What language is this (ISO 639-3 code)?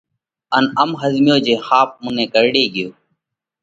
kvx